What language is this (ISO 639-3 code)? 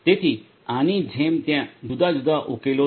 guj